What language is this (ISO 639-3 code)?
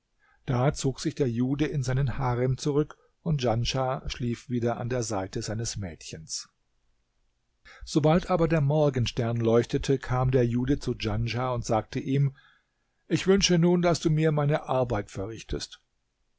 deu